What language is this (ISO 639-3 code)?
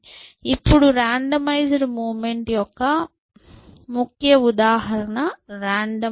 tel